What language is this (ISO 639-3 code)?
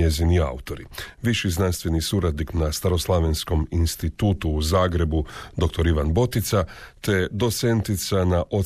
hrv